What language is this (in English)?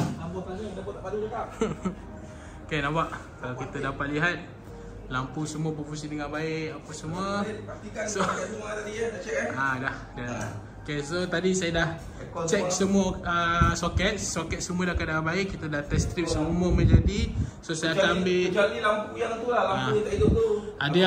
Malay